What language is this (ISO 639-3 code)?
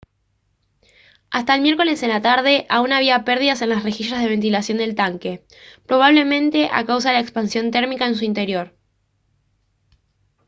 spa